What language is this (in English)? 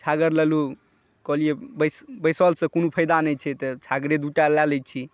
Maithili